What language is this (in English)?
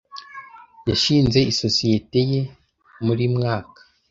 Kinyarwanda